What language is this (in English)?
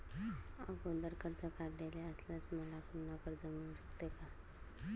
Marathi